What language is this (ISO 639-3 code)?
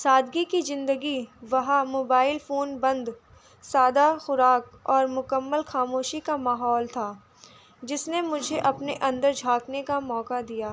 urd